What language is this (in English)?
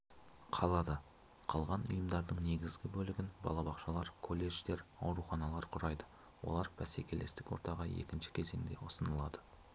Kazakh